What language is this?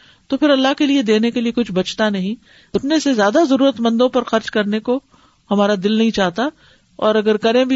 Urdu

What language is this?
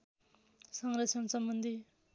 Nepali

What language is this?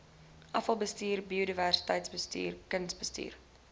Afrikaans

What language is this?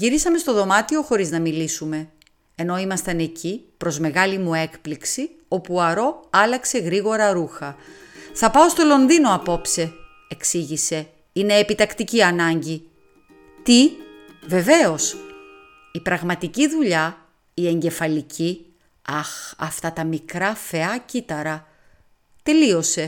Greek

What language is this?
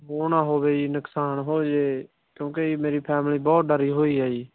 Punjabi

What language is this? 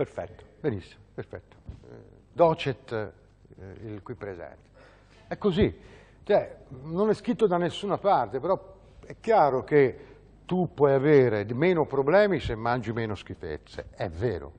Italian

